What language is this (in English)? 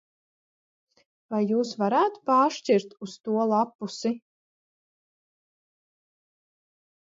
Latvian